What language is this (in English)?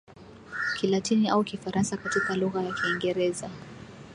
Swahili